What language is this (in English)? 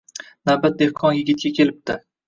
Uzbek